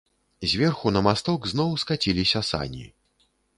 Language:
Belarusian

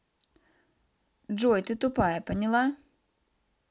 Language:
Russian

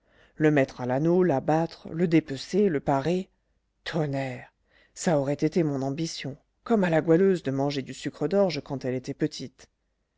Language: French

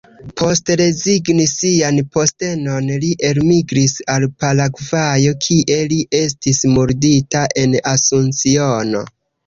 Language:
Esperanto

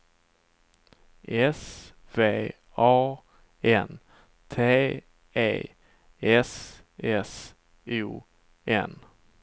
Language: Swedish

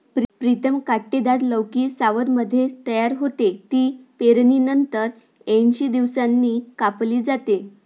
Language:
Marathi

